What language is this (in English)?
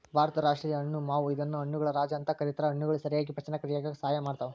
Kannada